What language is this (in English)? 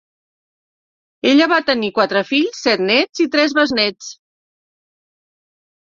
Catalan